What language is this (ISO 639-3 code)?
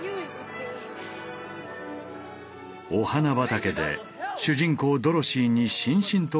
jpn